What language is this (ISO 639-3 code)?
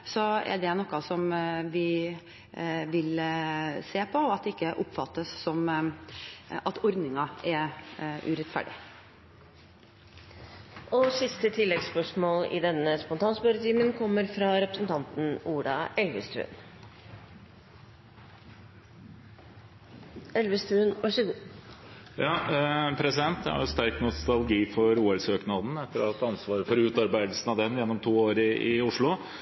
nor